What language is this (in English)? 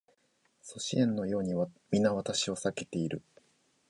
Japanese